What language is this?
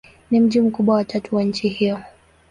Swahili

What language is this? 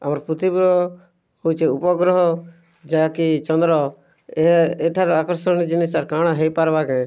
Odia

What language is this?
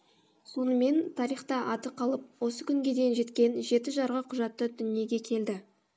Kazakh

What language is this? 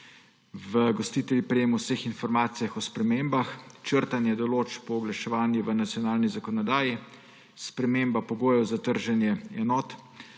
Slovenian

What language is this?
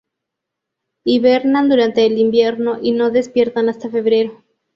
Spanish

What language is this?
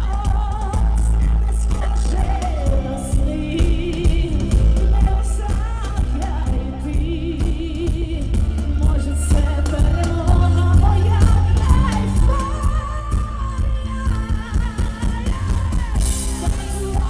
Ukrainian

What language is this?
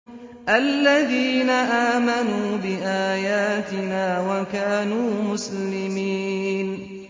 Arabic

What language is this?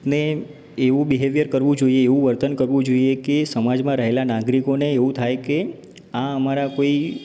Gujarati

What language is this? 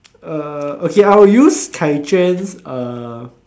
English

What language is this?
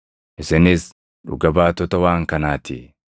Oromo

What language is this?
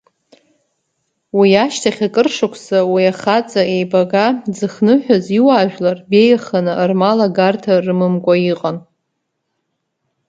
Abkhazian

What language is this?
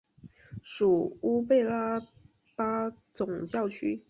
Chinese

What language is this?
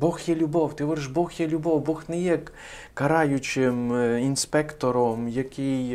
Ukrainian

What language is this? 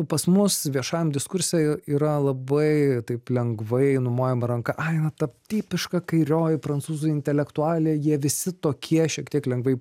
Lithuanian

